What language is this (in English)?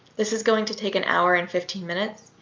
English